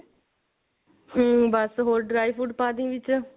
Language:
Punjabi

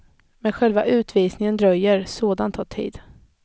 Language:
Swedish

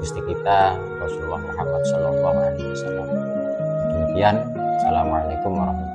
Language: Indonesian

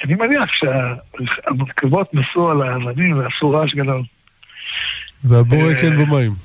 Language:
Hebrew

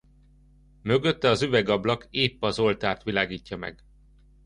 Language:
Hungarian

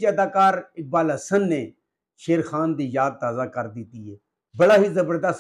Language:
Punjabi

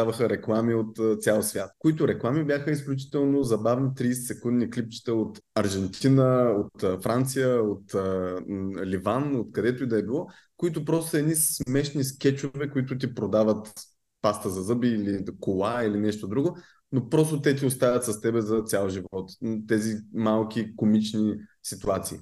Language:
Bulgarian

